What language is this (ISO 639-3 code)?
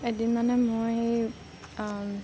asm